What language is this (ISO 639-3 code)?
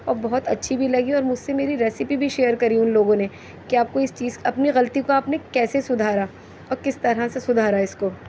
urd